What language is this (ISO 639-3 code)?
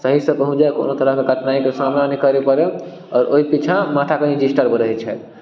mai